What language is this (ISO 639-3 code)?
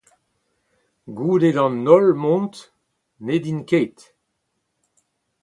bre